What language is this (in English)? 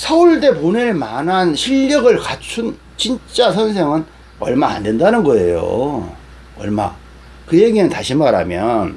Korean